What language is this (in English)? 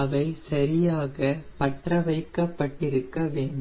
Tamil